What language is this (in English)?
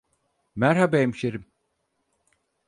Turkish